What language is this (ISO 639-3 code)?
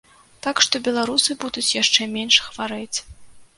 bel